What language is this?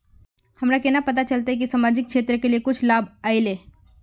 Magahi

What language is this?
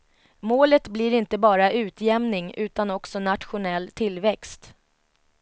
Swedish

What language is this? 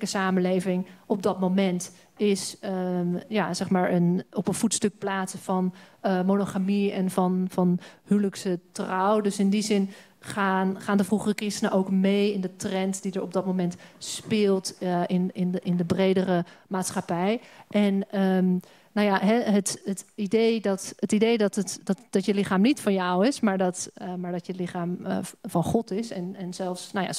Dutch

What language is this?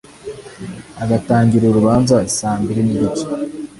Kinyarwanda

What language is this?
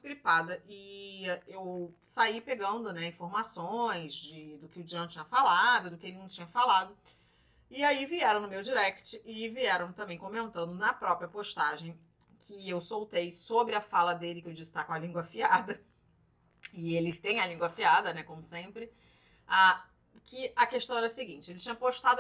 Portuguese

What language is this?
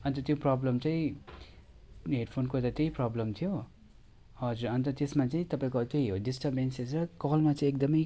Nepali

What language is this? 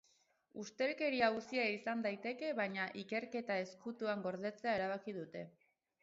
Basque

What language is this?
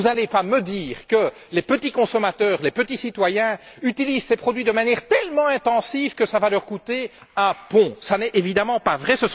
French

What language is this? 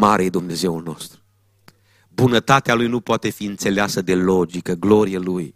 Romanian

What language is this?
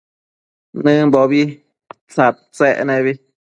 Matsés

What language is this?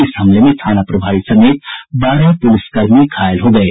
Hindi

